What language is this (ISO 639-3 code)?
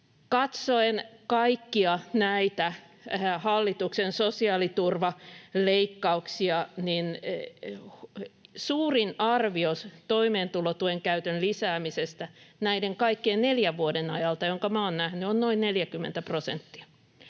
fin